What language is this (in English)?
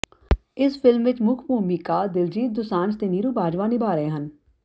Punjabi